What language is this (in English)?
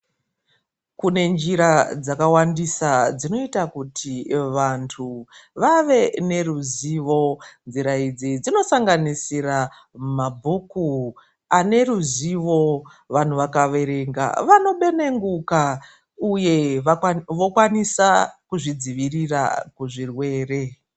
Ndau